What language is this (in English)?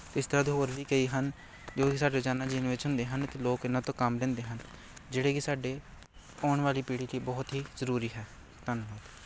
Punjabi